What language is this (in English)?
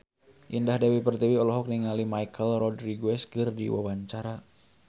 Sundanese